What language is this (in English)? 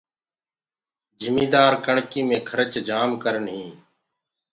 Gurgula